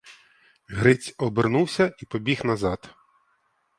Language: Ukrainian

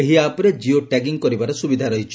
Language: Odia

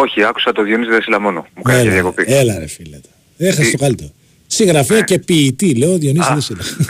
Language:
Greek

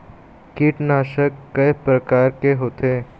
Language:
Chhattisgarhi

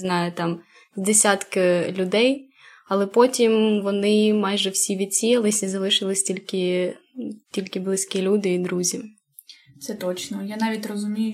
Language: Ukrainian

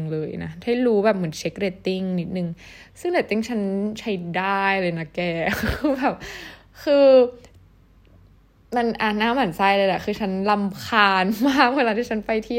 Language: Thai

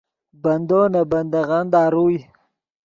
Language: Yidgha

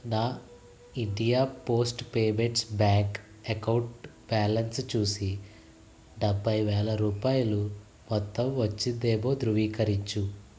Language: Telugu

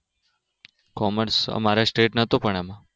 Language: Gujarati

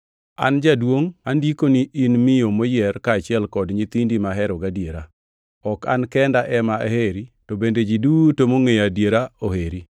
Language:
Luo (Kenya and Tanzania)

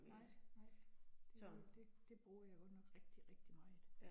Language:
Danish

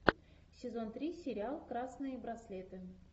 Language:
Russian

